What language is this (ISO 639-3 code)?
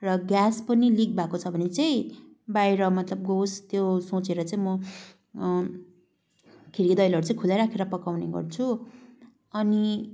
nep